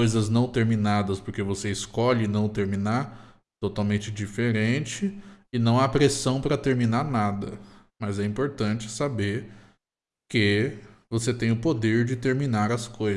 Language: Portuguese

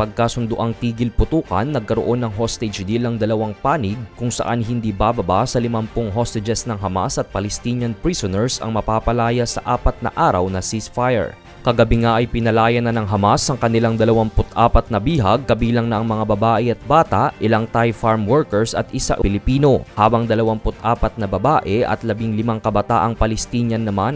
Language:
Filipino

